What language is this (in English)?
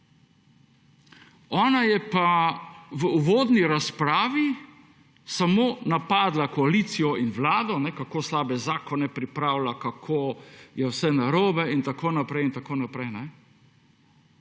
Slovenian